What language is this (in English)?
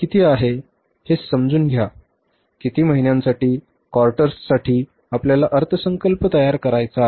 Marathi